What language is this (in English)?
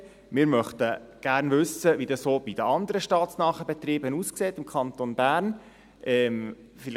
Swiss German